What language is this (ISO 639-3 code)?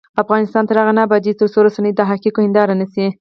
pus